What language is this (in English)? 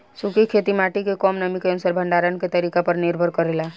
Bhojpuri